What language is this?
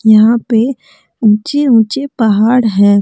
Hindi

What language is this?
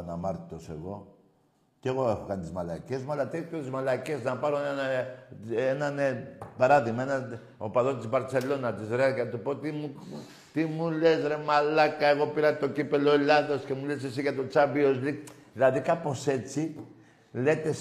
Greek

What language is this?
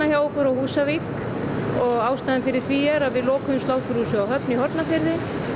Icelandic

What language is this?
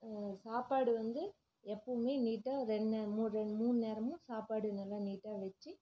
Tamil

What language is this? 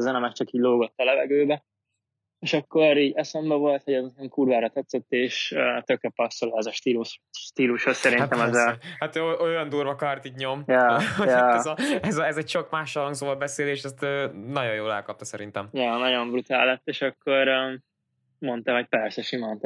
Hungarian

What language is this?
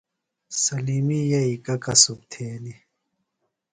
Phalura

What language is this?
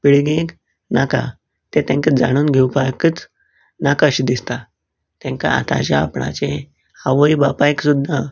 Konkani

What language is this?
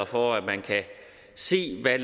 Danish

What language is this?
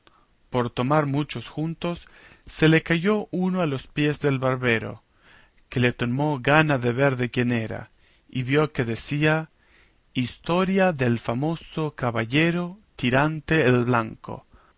Spanish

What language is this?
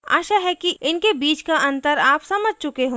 Hindi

